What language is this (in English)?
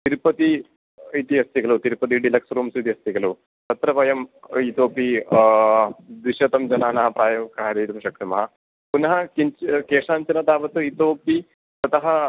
Sanskrit